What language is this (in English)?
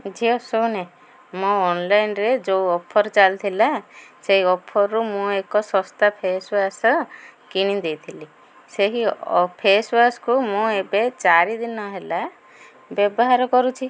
Odia